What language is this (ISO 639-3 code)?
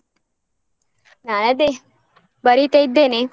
kan